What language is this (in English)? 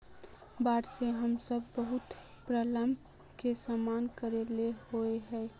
Magahi